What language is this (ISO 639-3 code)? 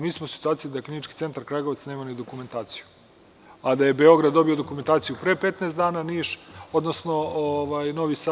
srp